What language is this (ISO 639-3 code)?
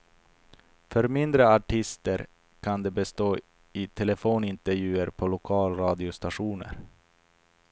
swe